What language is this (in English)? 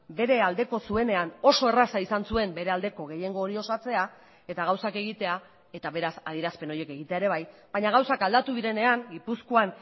Basque